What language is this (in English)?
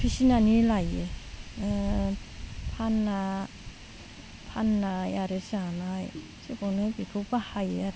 Bodo